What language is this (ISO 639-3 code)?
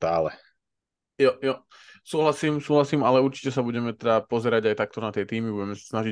slk